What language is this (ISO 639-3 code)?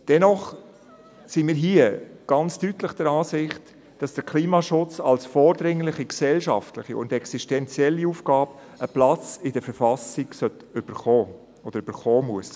gsw